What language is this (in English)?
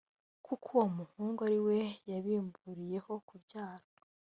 Kinyarwanda